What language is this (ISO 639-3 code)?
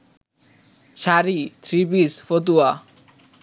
ben